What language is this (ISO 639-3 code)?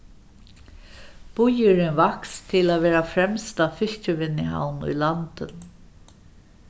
fao